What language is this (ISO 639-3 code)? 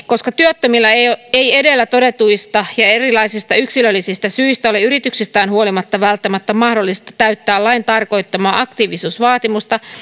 fin